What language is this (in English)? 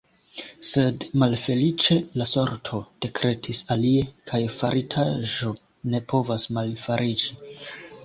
Esperanto